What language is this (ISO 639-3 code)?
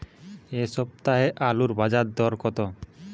ben